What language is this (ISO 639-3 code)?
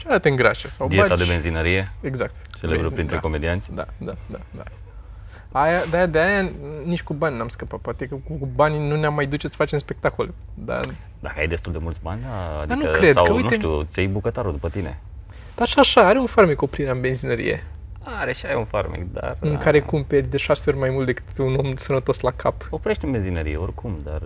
ron